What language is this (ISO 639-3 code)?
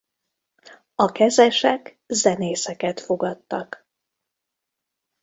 hun